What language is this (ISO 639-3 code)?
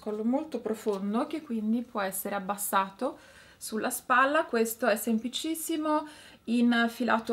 ita